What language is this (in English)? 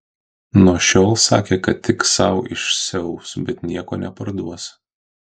Lithuanian